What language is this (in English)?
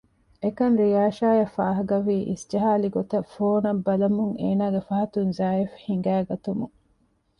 Divehi